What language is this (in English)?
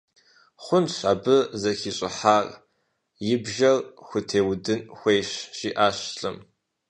Kabardian